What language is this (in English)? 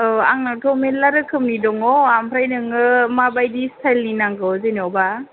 Bodo